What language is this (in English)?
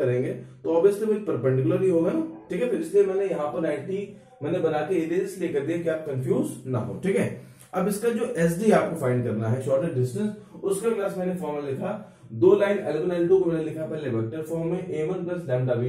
Hindi